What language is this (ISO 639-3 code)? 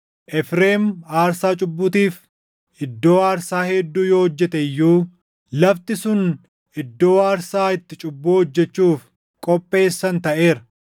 orm